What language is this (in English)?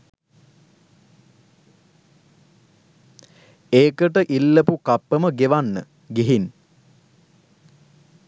Sinhala